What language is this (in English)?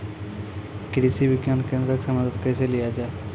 Maithili